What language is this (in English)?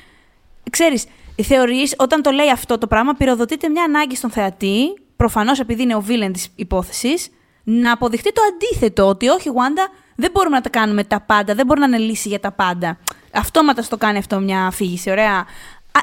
Greek